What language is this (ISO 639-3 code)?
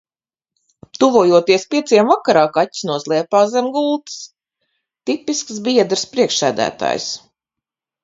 lav